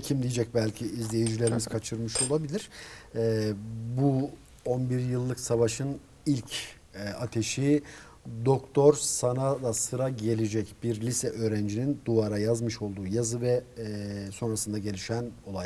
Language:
Turkish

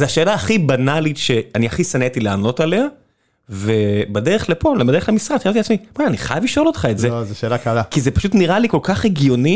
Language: Hebrew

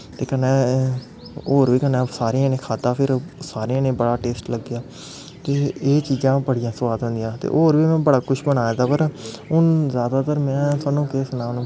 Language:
Dogri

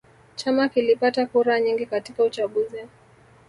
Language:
Swahili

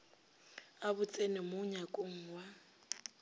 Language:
Northern Sotho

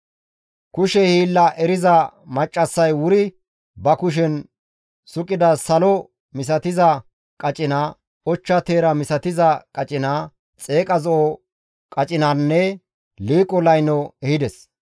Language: Gamo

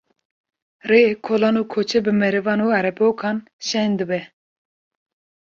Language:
Kurdish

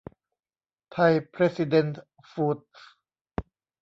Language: Thai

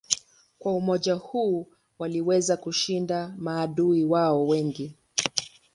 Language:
Swahili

